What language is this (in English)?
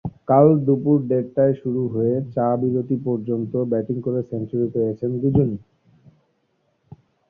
Bangla